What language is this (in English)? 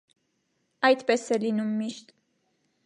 Armenian